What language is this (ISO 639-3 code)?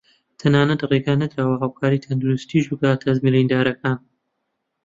ckb